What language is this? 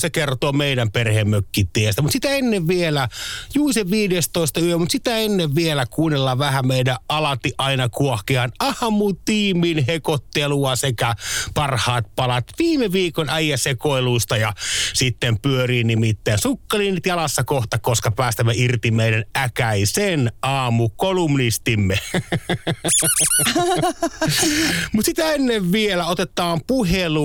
Finnish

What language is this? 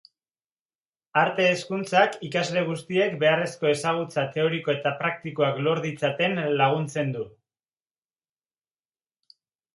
Basque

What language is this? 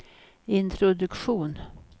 Swedish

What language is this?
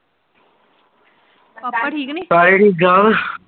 Punjabi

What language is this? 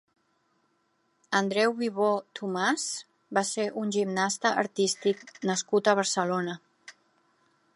Catalan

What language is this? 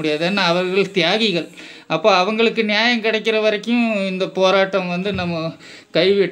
Hindi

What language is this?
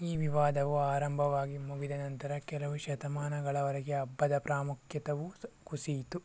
Kannada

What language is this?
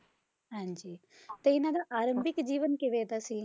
Punjabi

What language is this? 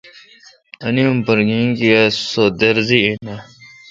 Kalkoti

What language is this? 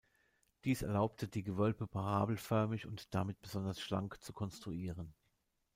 German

